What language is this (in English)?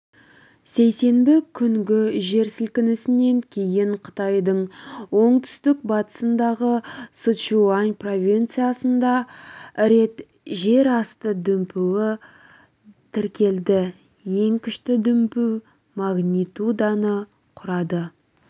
Kazakh